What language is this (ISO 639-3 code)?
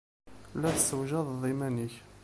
kab